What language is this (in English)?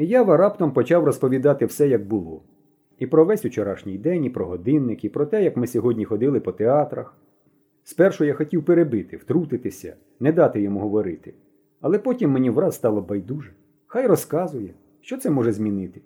Ukrainian